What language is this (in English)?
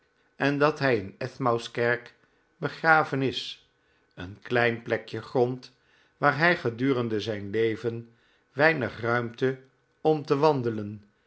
Dutch